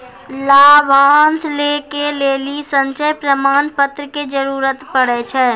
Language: Maithili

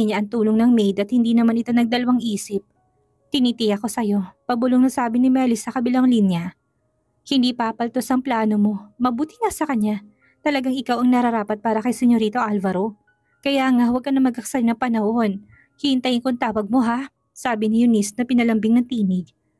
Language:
Filipino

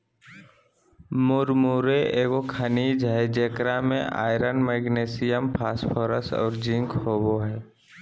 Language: Magahi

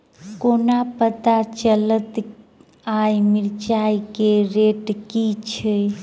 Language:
Maithili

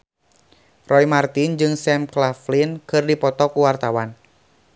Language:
Sundanese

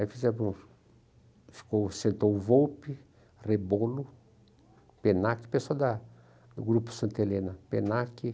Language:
Portuguese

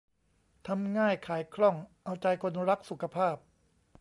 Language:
Thai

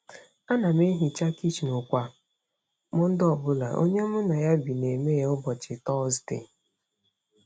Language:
Igbo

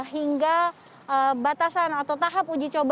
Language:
Indonesian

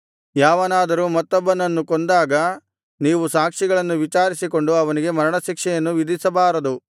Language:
Kannada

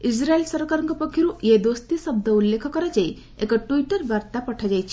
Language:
Odia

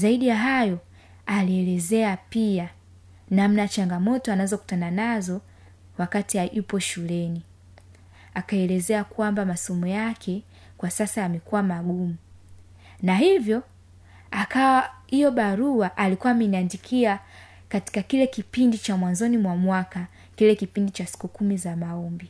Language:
Swahili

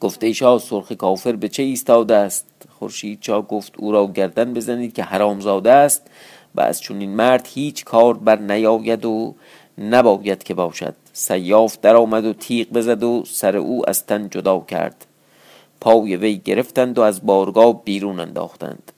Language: Persian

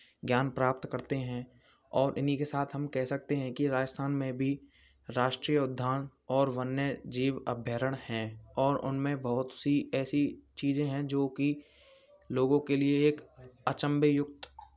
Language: Hindi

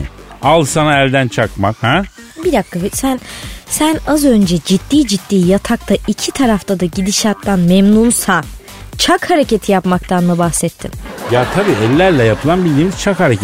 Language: Turkish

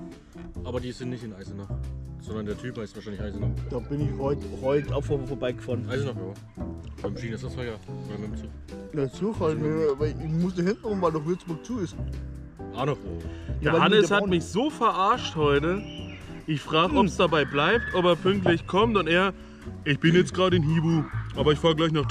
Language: German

